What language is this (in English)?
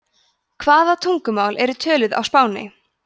Icelandic